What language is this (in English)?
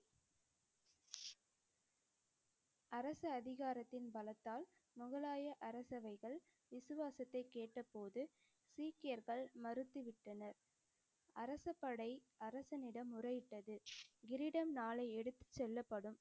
Tamil